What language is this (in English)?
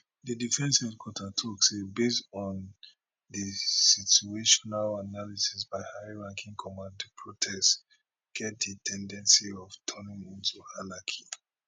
Nigerian Pidgin